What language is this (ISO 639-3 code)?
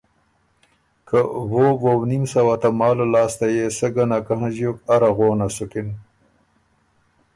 oru